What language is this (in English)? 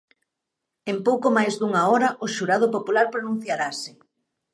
Galician